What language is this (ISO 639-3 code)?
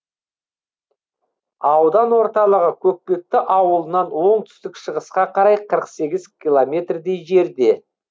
kaz